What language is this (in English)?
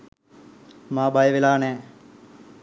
Sinhala